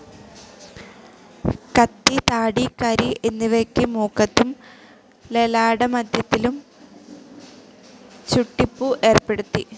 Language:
Malayalam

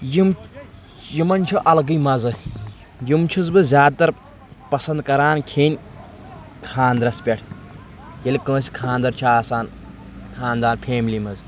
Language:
Kashmiri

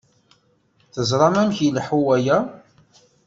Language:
Kabyle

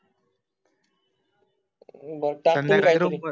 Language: Marathi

